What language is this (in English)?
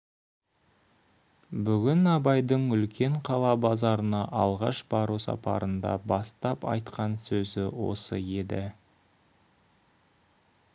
Kazakh